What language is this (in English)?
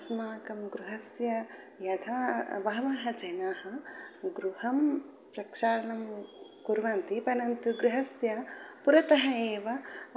Sanskrit